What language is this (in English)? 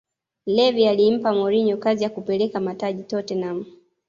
Swahili